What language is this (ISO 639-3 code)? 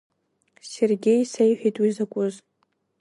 abk